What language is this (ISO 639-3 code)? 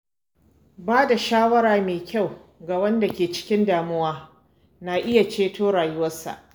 hau